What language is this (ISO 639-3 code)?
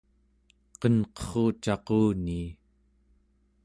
esu